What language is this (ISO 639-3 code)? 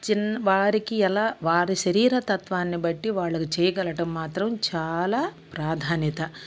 tel